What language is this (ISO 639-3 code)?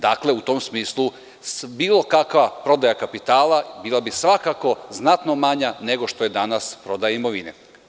srp